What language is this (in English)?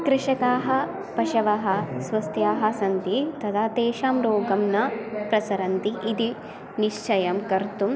Sanskrit